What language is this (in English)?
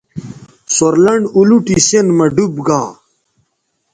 Bateri